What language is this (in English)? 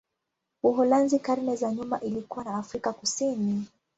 Swahili